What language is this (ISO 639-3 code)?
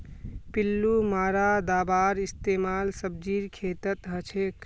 mag